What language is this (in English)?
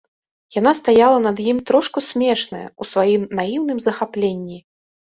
Belarusian